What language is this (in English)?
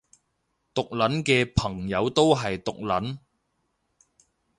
Cantonese